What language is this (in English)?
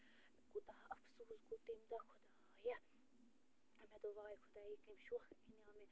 Kashmiri